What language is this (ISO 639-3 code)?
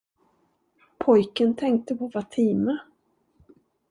swe